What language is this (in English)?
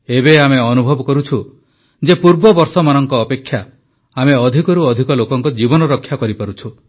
Odia